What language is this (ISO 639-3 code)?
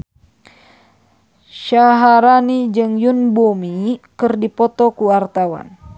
sun